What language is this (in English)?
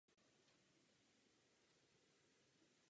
Czech